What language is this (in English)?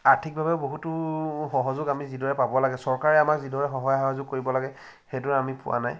Assamese